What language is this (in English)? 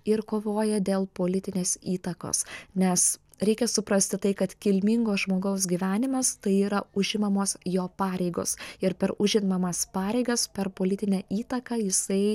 Lithuanian